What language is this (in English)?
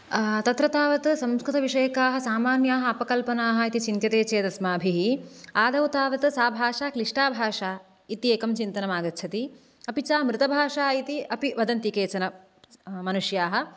Sanskrit